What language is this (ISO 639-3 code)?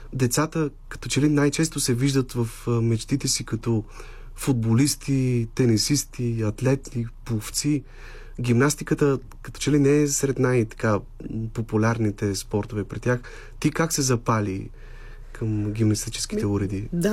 bul